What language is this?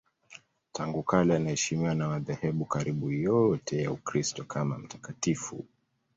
Swahili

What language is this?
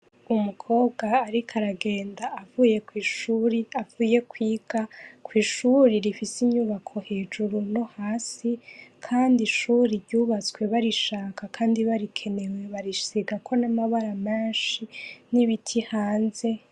Rundi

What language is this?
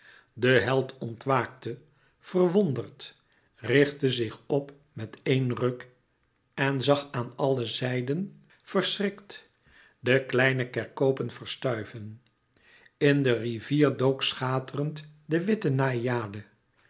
Dutch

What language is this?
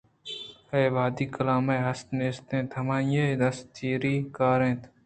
Eastern Balochi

